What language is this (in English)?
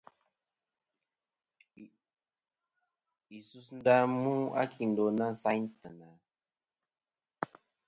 Kom